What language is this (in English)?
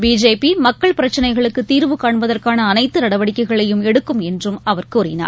Tamil